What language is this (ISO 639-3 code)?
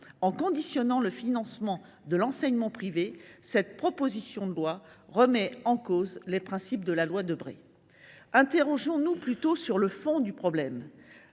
fra